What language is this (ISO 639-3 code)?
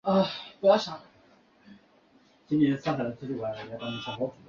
zho